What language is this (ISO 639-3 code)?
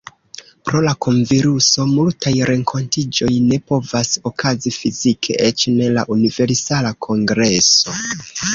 epo